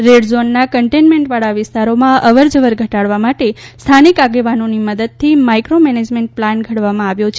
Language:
Gujarati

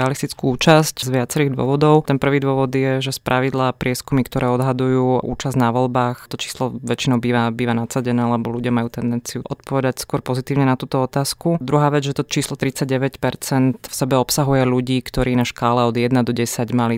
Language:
Slovak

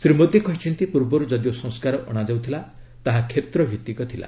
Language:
Odia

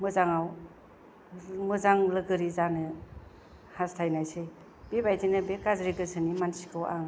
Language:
Bodo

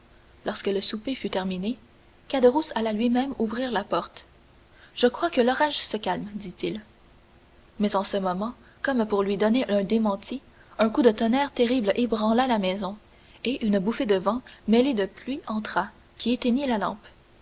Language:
French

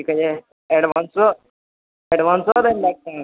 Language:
Maithili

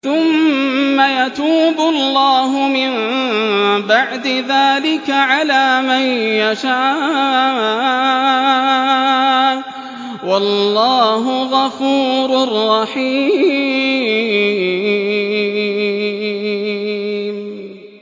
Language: Arabic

